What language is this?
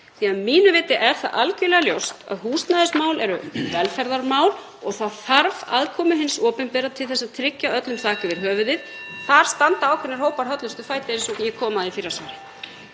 Icelandic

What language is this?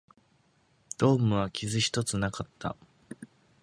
Japanese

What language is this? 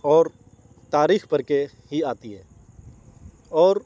Urdu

